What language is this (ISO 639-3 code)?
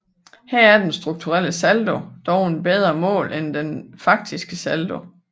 dan